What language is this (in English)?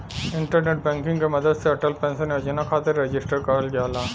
Bhojpuri